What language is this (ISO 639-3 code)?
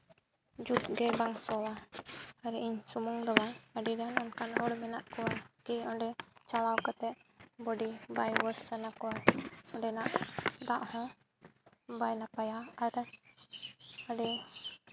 sat